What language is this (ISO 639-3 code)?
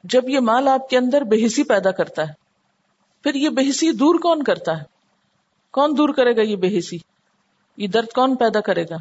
urd